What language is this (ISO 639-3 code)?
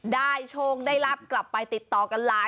tha